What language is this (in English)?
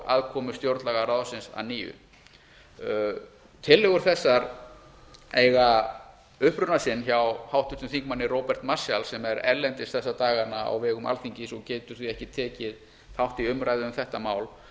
Icelandic